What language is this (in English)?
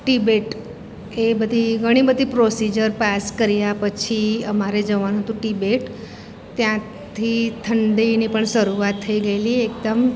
Gujarati